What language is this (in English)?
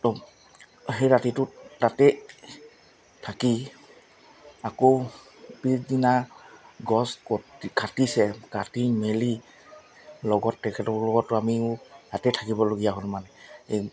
Assamese